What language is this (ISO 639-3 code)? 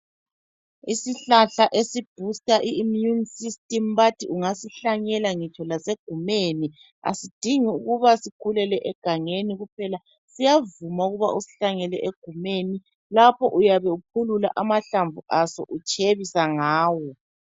nde